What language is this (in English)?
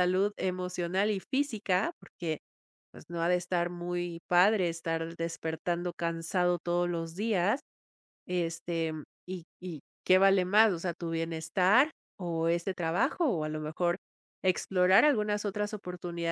Spanish